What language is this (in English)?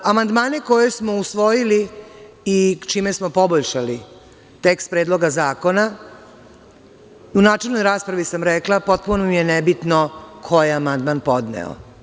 Serbian